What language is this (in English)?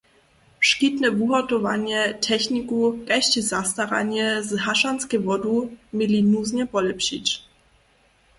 Upper Sorbian